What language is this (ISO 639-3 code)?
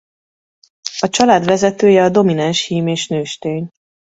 hun